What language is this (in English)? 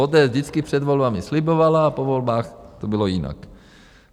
Czech